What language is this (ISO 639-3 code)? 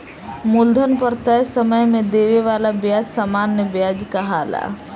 bho